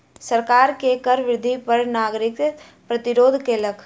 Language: Maithili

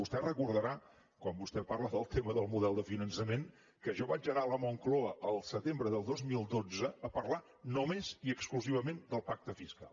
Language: Catalan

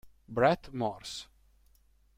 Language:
Italian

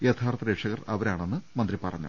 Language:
Malayalam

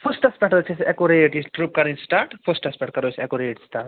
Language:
Kashmiri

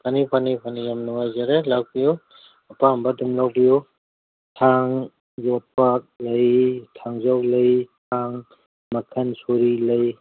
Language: Manipuri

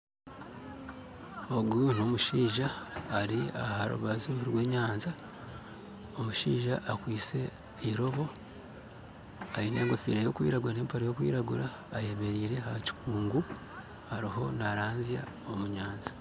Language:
Nyankole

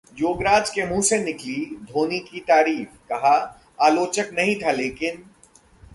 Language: Hindi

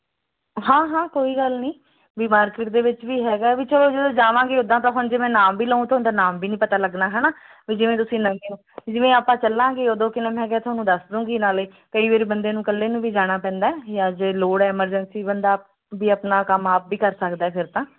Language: Punjabi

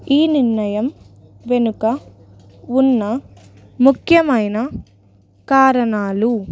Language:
Telugu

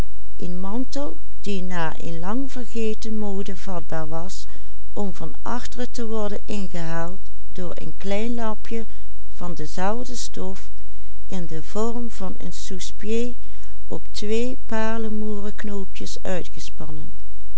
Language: Dutch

